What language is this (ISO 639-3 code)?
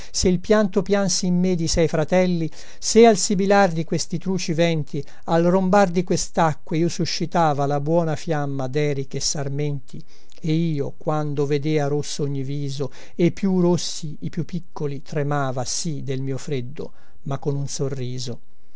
ita